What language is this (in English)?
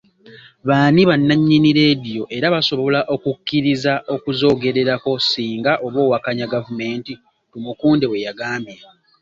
Ganda